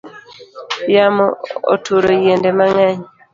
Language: Luo (Kenya and Tanzania)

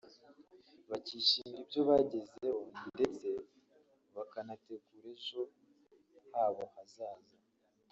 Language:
Kinyarwanda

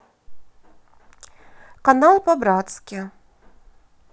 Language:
Russian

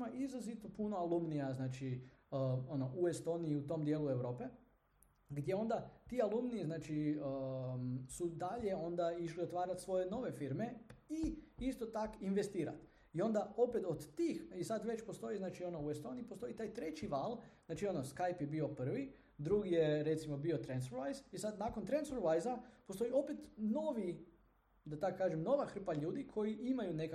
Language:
Croatian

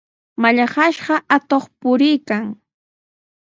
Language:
Sihuas Ancash Quechua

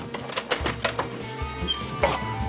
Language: Japanese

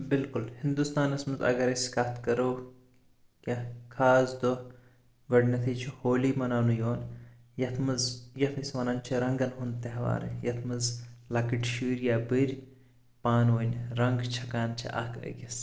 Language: Kashmiri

